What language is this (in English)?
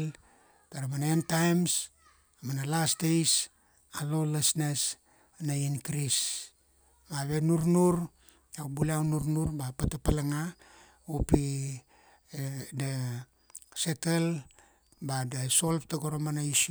Kuanua